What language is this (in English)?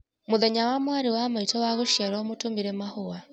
Kikuyu